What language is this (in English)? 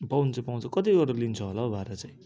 Nepali